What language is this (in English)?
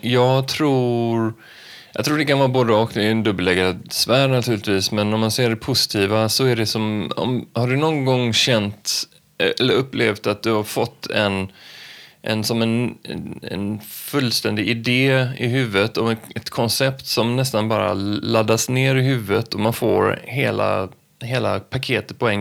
Swedish